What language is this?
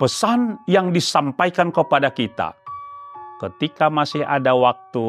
Indonesian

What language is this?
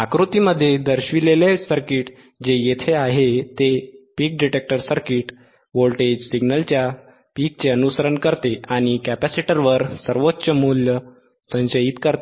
Marathi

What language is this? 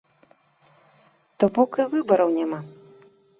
Belarusian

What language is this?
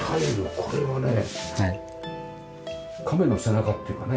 Japanese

